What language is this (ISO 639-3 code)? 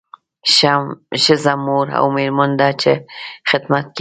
pus